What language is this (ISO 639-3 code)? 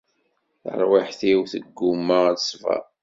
kab